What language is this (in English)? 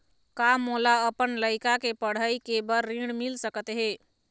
Chhattisgarhi